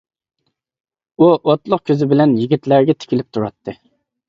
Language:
Uyghur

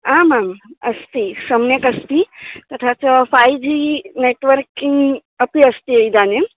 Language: Sanskrit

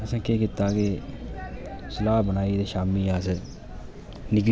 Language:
Dogri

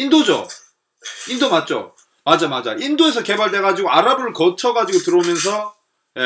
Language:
Korean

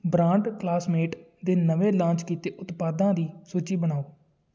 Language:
Punjabi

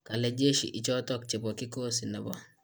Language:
Kalenjin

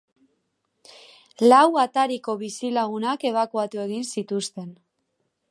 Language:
Basque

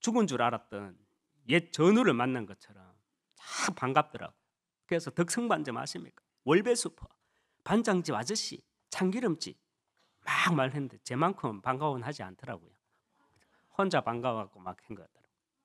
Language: Korean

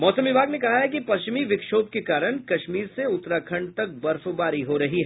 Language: Hindi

